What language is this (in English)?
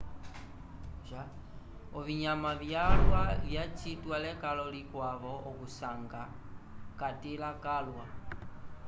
Umbundu